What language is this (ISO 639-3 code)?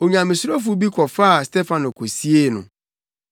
aka